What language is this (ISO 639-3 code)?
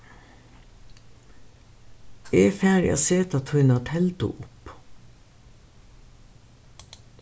fao